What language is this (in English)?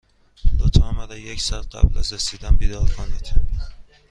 Persian